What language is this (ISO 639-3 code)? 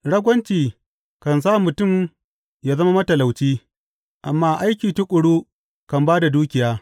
hau